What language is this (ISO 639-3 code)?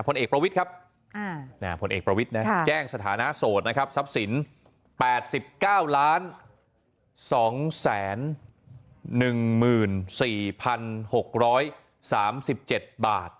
tha